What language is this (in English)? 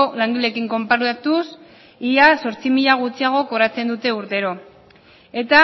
Basque